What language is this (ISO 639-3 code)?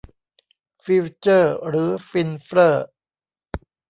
tha